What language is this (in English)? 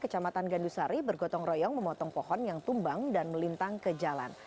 Indonesian